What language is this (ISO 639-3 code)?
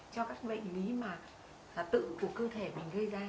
vie